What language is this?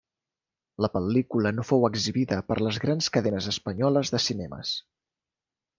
Catalan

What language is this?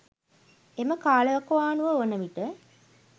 Sinhala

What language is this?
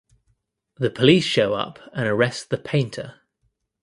English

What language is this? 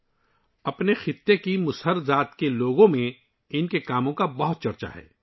Urdu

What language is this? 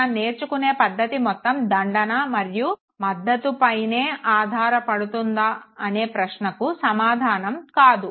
Telugu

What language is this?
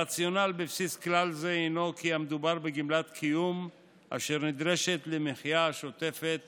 Hebrew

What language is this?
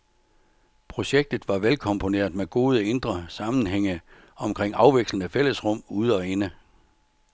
Danish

